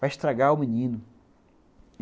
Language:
Portuguese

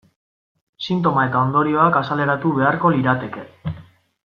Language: Basque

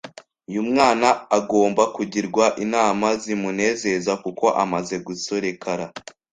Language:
Kinyarwanda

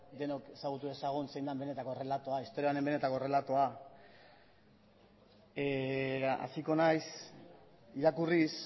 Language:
Basque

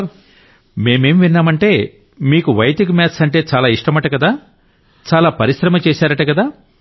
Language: Telugu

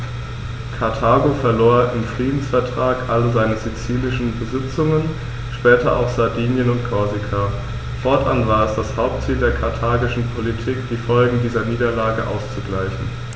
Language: German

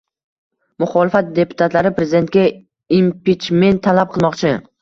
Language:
Uzbek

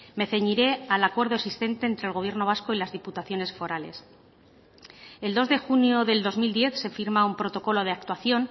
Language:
Spanish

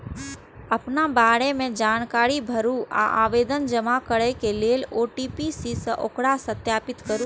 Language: Maithili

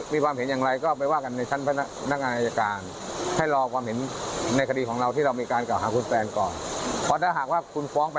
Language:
Thai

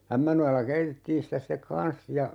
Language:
Finnish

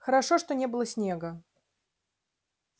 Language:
Russian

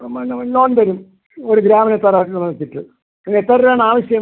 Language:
Malayalam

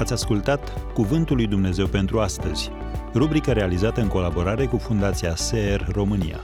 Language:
Romanian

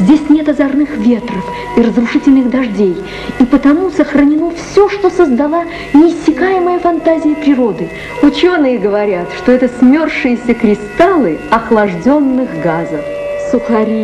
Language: Russian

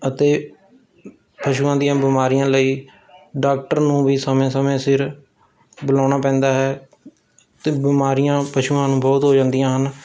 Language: Punjabi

